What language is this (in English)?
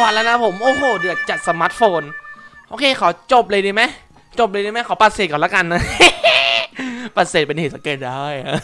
Thai